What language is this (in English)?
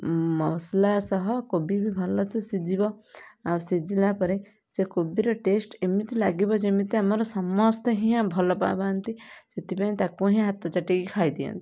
Odia